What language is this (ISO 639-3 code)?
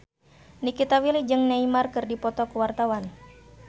sun